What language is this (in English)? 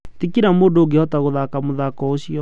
Kikuyu